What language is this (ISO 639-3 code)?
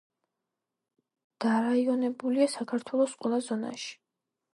kat